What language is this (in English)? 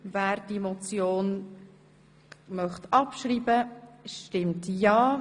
Swiss German